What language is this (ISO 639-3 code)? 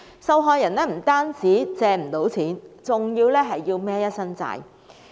yue